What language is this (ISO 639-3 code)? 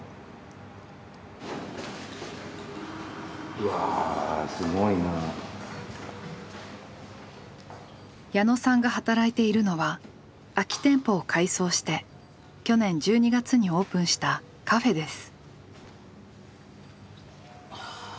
jpn